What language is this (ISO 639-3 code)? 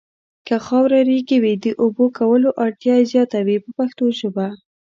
pus